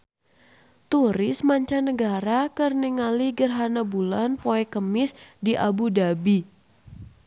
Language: Sundanese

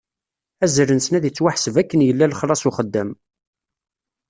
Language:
Kabyle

